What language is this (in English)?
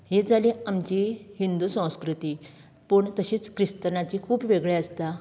Konkani